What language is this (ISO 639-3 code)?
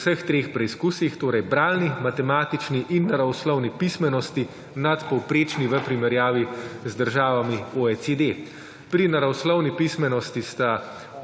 slv